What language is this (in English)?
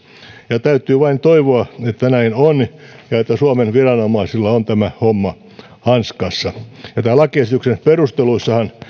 Finnish